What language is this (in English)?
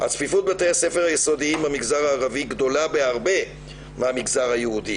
Hebrew